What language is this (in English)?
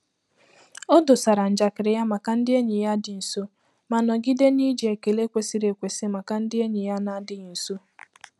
Igbo